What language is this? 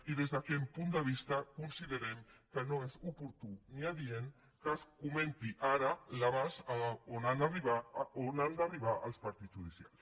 Catalan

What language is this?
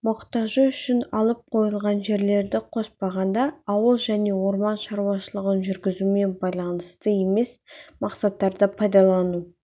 Kazakh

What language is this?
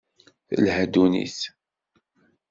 Kabyle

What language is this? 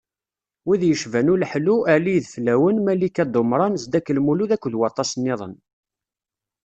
Kabyle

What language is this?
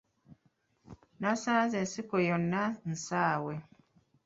Ganda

